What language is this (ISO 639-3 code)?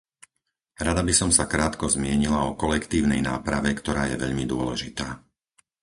slk